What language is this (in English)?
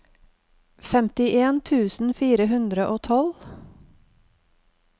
Norwegian